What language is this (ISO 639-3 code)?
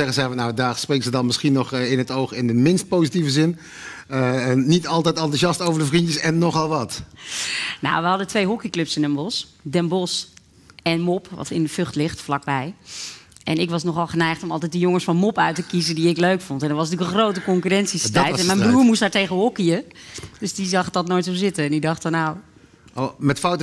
nld